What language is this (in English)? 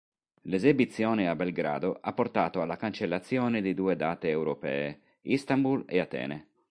Italian